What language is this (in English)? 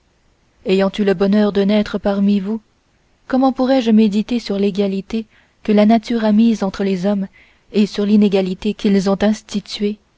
French